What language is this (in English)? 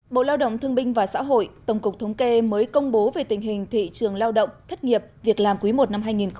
Vietnamese